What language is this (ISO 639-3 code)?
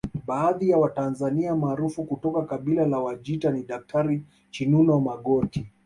swa